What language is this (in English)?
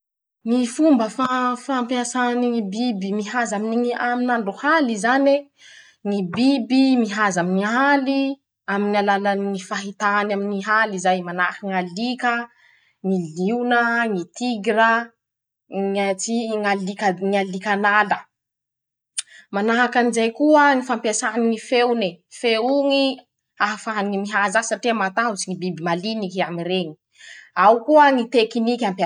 Masikoro Malagasy